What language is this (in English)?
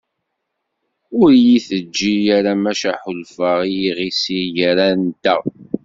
Kabyle